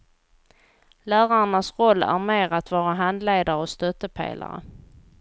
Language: Swedish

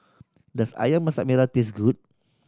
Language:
English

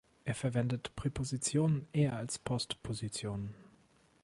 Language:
German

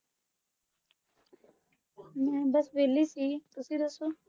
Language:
Punjabi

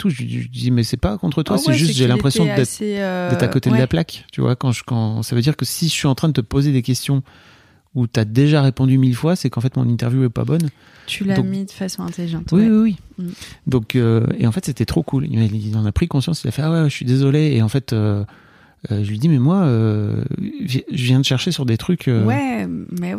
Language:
French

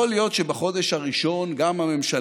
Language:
Hebrew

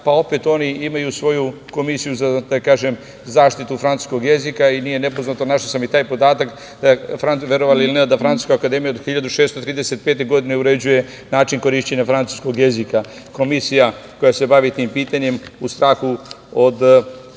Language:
Serbian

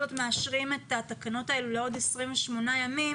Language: Hebrew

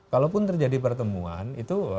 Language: Indonesian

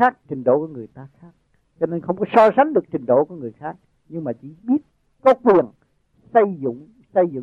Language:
Vietnamese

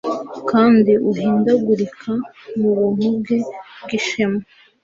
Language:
Kinyarwanda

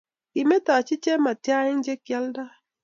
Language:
Kalenjin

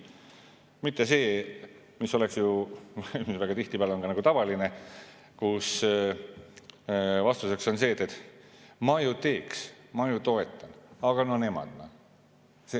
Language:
Estonian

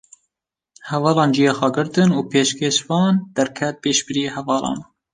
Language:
Kurdish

